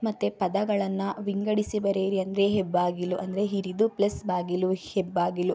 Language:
Kannada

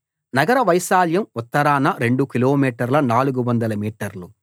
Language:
Telugu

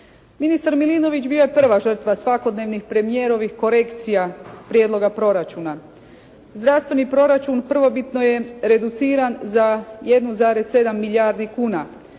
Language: Croatian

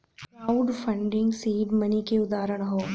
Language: Bhojpuri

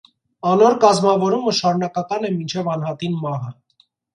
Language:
Armenian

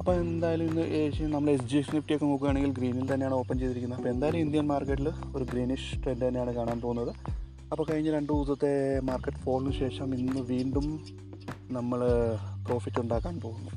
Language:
Malayalam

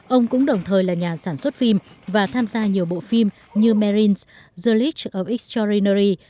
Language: Vietnamese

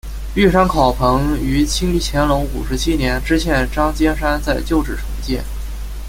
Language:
Chinese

